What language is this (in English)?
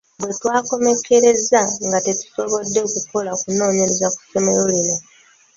Ganda